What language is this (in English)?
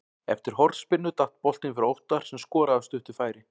Icelandic